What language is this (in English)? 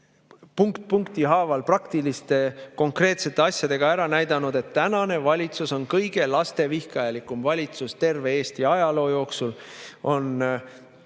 Estonian